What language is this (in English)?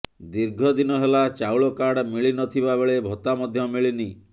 Odia